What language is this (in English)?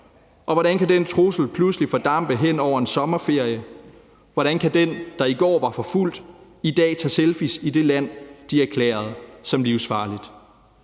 Danish